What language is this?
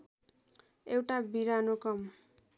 Nepali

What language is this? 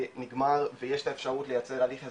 Hebrew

